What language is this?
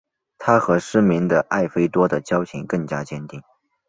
Chinese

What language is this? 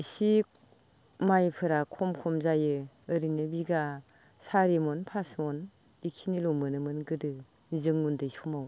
Bodo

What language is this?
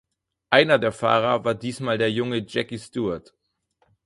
German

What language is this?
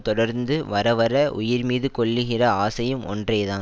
Tamil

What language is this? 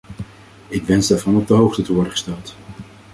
Dutch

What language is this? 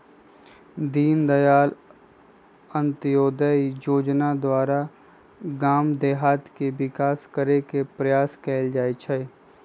Magahi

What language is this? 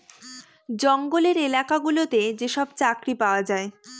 Bangla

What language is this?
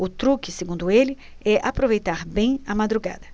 Portuguese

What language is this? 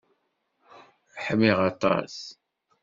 Kabyle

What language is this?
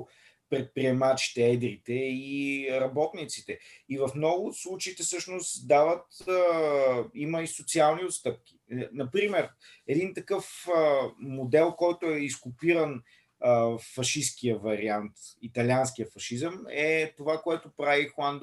Bulgarian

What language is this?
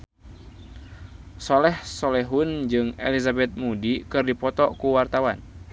Sundanese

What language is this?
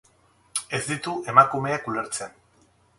Basque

